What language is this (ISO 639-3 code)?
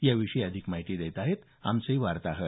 mar